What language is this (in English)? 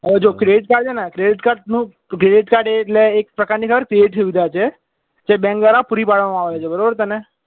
Gujarati